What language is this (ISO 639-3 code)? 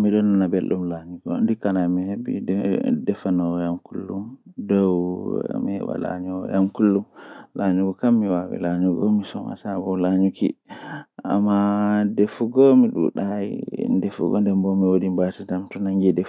fuh